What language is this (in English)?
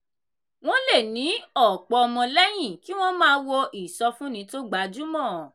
Yoruba